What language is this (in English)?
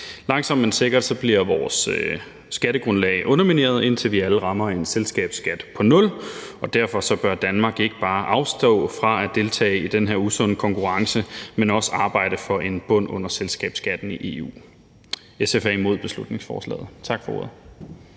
Danish